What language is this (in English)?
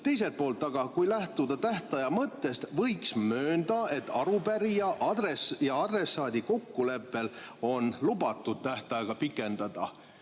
Estonian